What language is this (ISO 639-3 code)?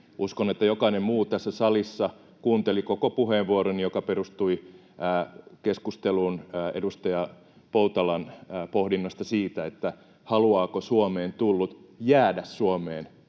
fin